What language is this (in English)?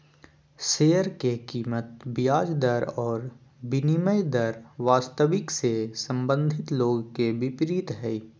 Magahi